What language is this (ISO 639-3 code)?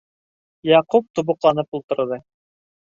bak